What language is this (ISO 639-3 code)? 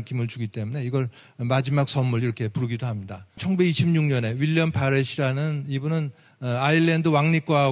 kor